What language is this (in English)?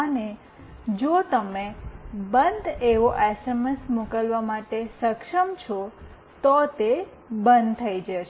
Gujarati